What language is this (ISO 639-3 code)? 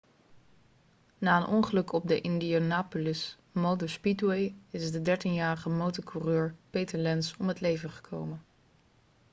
nld